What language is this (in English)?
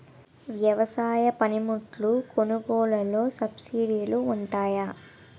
Telugu